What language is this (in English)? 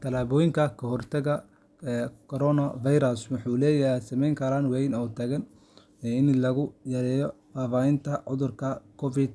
Somali